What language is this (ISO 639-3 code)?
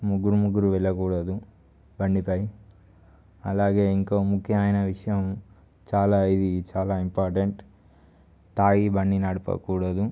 tel